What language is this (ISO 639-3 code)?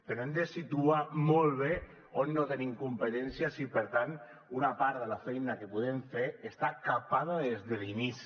cat